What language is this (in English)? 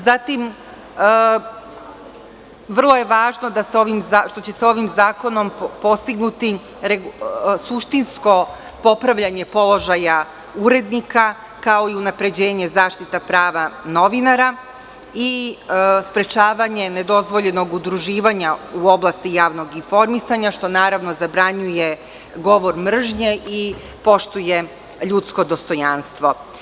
Serbian